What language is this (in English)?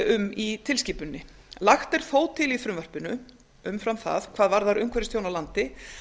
Icelandic